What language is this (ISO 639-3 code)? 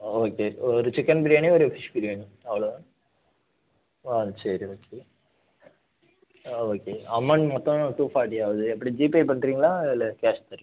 tam